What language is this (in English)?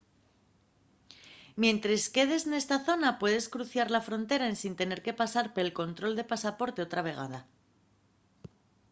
Asturian